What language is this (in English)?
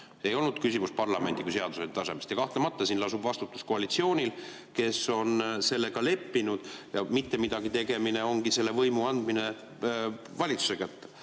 Estonian